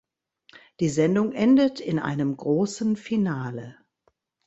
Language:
German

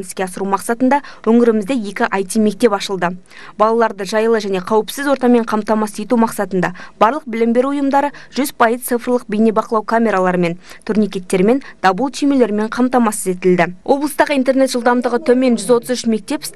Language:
Russian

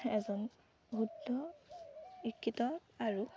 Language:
Assamese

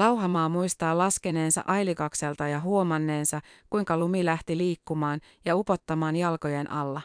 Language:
Finnish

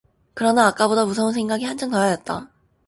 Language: Korean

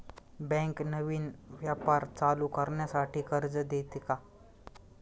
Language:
Marathi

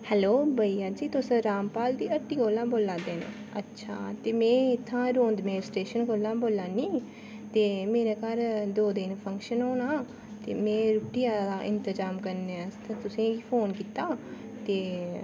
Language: Dogri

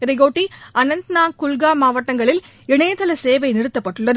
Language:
Tamil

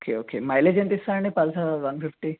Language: Telugu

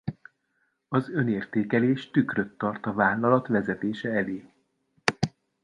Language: Hungarian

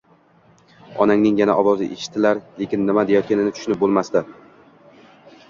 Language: Uzbek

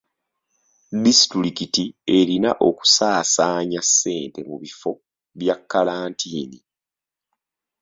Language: Ganda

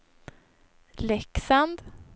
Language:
Swedish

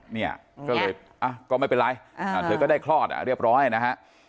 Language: Thai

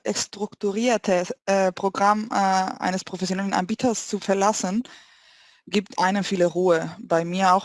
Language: German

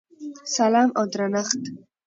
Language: Pashto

